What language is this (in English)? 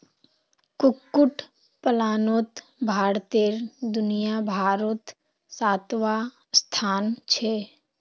Magahi